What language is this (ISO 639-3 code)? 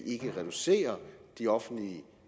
dan